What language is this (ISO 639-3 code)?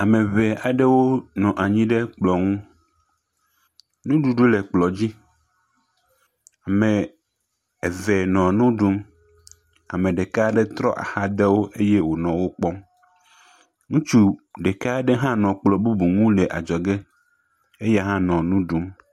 ewe